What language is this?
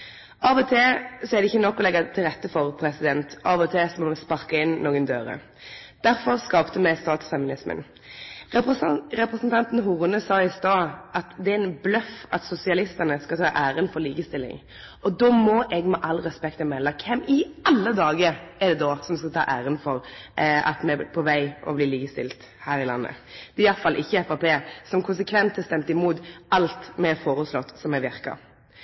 Norwegian Nynorsk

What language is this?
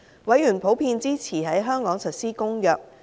Cantonese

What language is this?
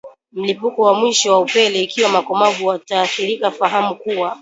Swahili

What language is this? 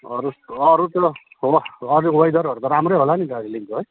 Nepali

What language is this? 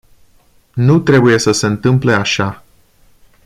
Romanian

